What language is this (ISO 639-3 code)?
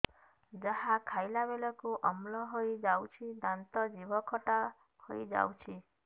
ori